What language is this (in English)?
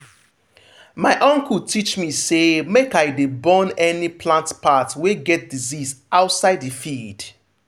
Nigerian Pidgin